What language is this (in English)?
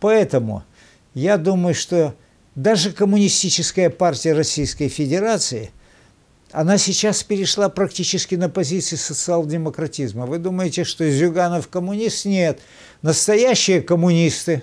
Russian